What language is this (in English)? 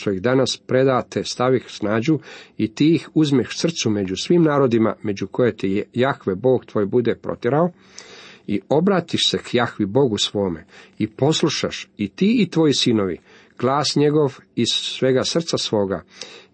Croatian